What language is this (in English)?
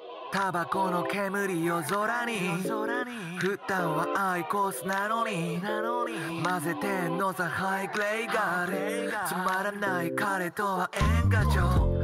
Japanese